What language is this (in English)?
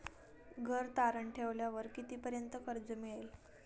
Marathi